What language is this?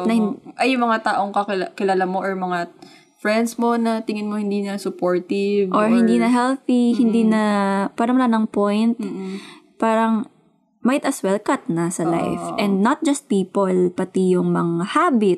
Filipino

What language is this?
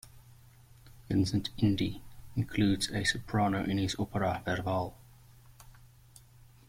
English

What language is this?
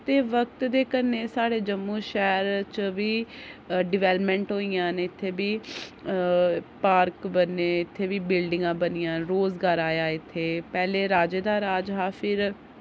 Dogri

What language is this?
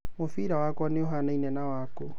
Kikuyu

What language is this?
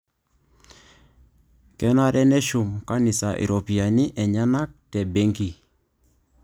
Masai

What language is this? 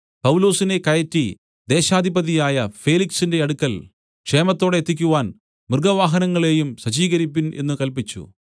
Malayalam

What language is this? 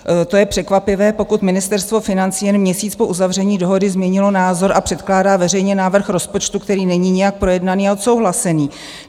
Czech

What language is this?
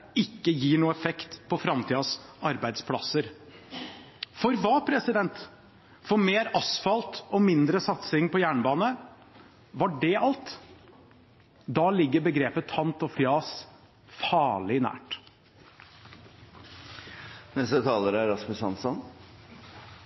Norwegian Bokmål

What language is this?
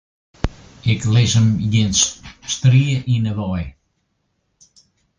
Western Frisian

